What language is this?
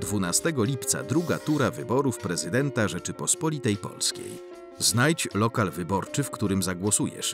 Polish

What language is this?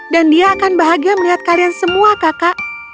Indonesian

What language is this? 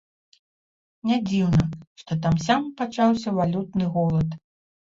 Belarusian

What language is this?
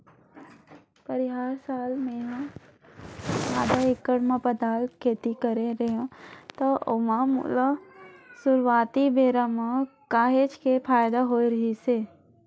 Chhattisgarhi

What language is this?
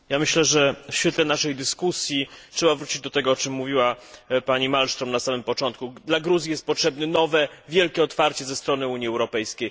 Polish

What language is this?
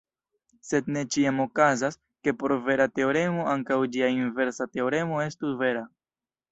Esperanto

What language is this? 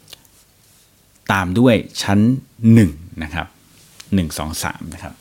Thai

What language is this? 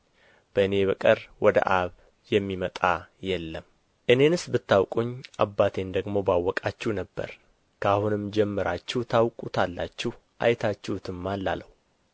Amharic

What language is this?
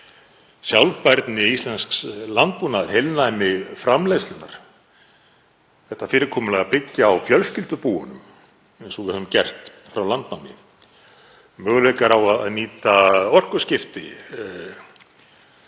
Icelandic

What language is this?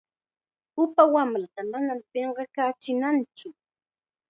Chiquián Ancash Quechua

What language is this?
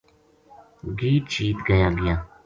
Gujari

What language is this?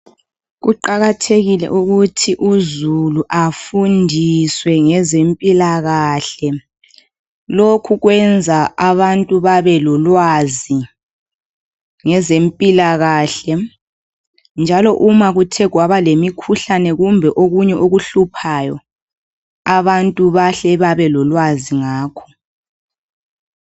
North Ndebele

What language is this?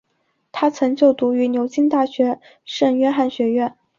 Chinese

